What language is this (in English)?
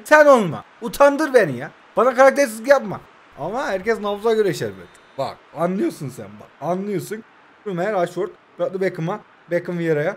Turkish